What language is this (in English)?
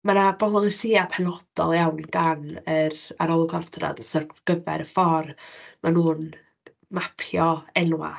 Welsh